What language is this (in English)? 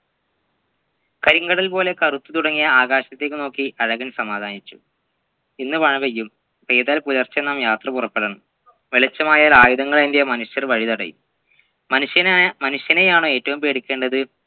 Malayalam